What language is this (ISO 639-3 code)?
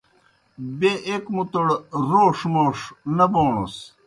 plk